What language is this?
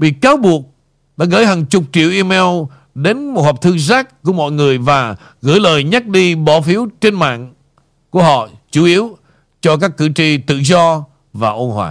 Vietnamese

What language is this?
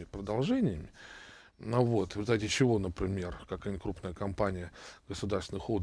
Russian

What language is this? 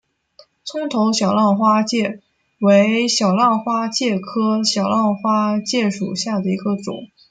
Chinese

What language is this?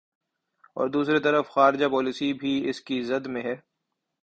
Urdu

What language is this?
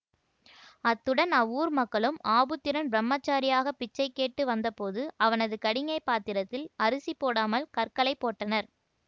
Tamil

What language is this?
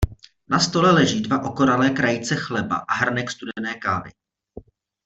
Czech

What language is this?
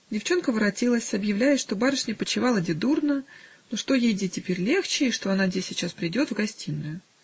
Russian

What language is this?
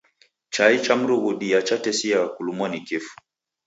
Taita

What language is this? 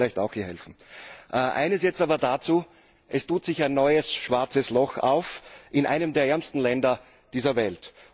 German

